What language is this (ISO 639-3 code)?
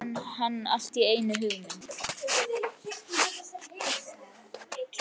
isl